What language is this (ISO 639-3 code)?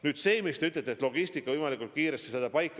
est